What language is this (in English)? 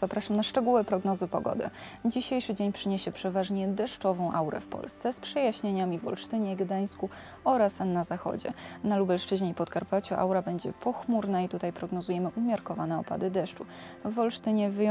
Polish